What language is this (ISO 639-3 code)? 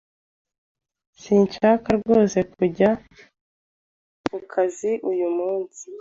kin